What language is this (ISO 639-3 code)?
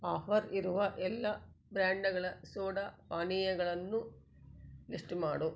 kan